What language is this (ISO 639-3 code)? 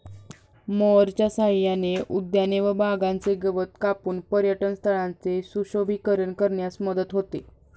mar